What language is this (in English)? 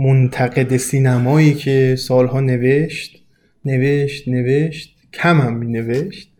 Persian